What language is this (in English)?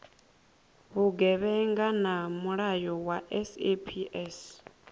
Venda